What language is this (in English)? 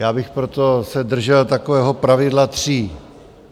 Czech